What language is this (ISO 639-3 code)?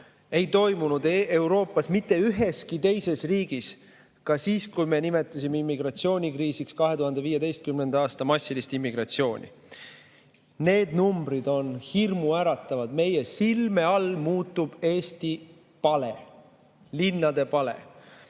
est